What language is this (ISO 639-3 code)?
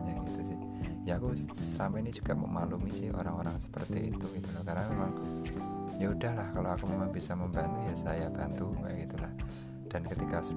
ind